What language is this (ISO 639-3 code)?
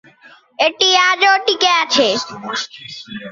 ben